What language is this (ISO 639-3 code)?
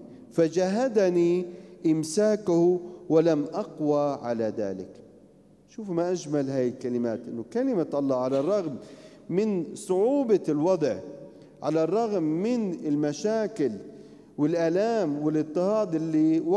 ara